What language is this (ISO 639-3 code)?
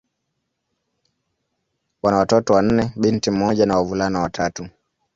swa